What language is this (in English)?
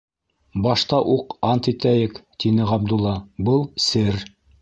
Bashkir